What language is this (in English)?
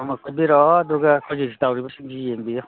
Manipuri